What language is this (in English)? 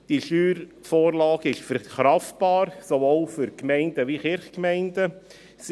Swiss German